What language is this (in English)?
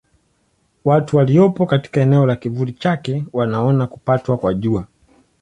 Swahili